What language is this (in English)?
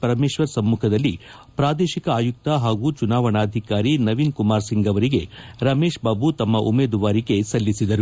Kannada